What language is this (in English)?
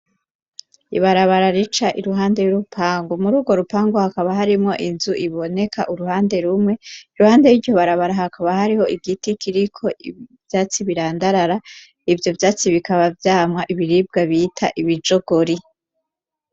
Rundi